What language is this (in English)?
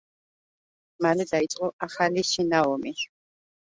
Georgian